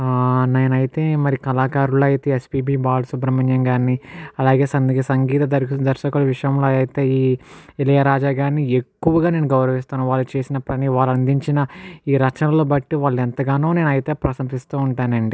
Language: Telugu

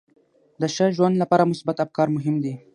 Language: Pashto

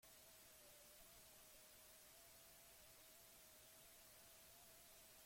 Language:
Basque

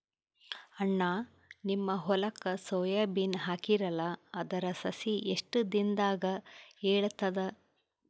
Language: Kannada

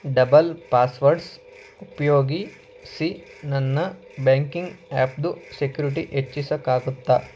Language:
Kannada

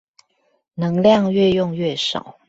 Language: Chinese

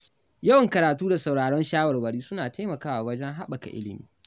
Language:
Hausa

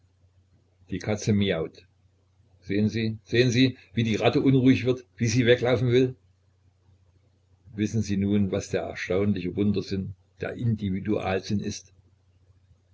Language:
German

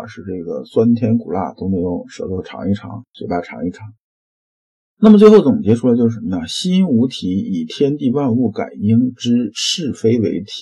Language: Chinese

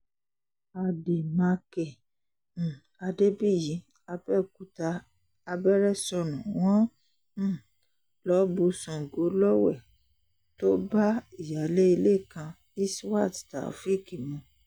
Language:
Yoruba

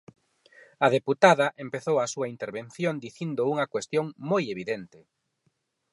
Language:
Galician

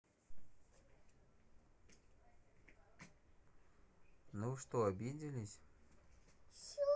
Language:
Russian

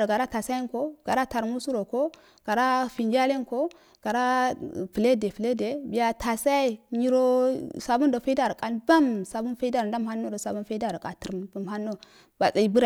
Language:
Afade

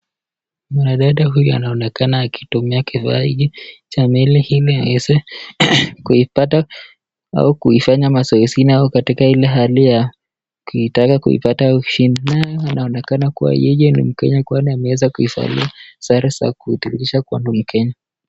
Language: Swahili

